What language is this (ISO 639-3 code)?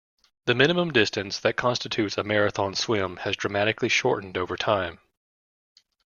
eng